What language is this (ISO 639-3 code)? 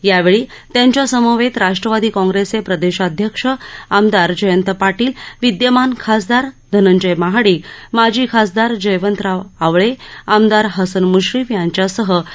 mar